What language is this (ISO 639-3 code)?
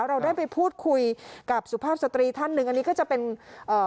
tha